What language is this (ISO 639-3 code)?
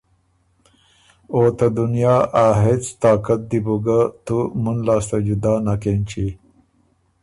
oru